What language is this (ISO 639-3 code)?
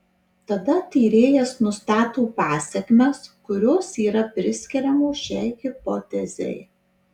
lit